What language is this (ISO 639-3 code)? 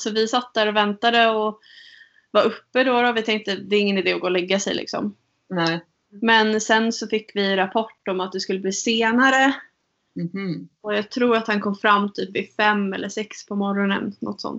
swe